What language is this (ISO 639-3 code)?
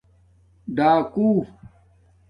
dmk